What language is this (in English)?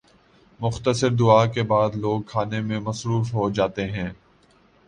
Urdu